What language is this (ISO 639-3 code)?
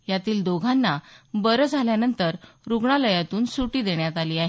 mar